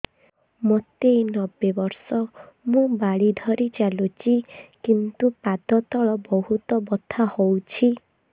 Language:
Odia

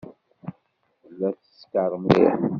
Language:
Kabyle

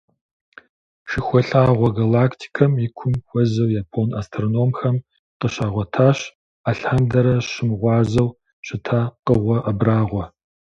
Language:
Kabardian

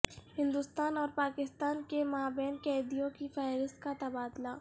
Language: Urdu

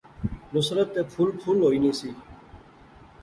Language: Pahari-Potwari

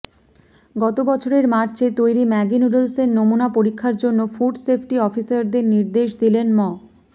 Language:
Bangla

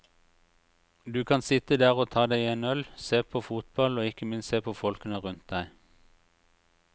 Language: Norwegian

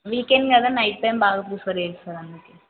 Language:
Telugu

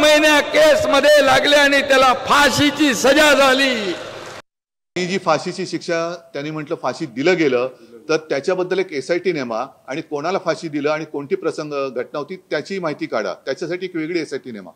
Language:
Marathi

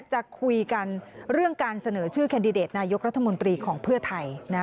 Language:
Thai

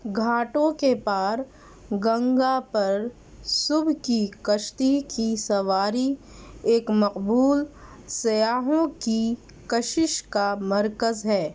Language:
Urdu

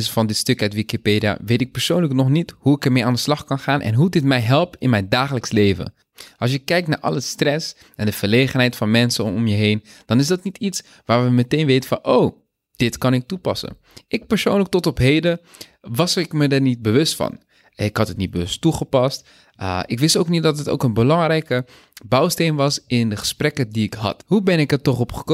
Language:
Dutch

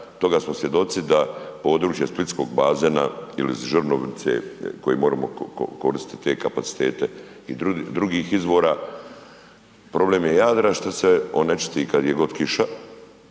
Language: Croatian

